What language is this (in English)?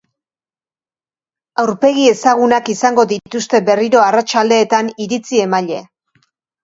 Basque